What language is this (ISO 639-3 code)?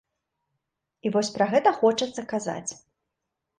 bel